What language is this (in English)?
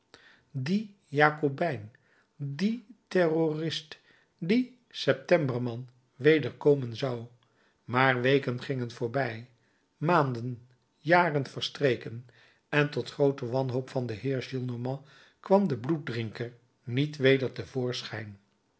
Dutch